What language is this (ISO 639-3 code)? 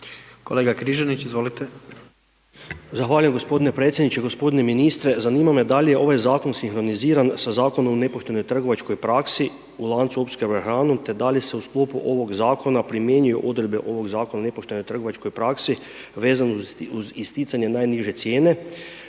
hrv